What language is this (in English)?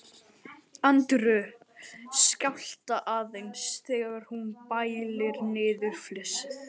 Icelandic